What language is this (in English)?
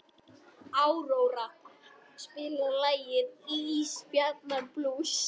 Icelandic